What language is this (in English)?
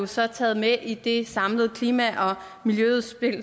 Danish